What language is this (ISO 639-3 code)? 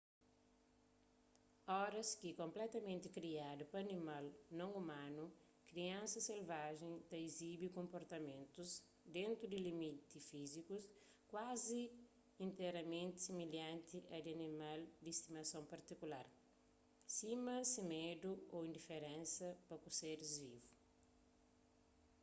kea